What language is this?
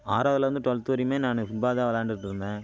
Tamil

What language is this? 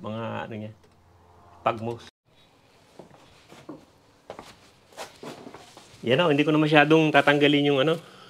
Filipino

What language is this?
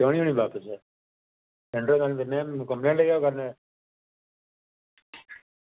Dogri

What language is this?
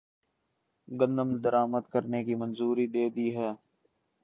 Urdu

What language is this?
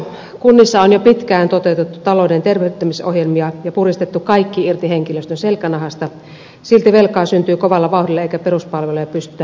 Finnish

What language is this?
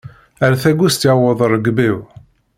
Kabyle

